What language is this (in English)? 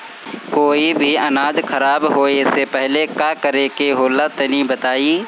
Bhojpuri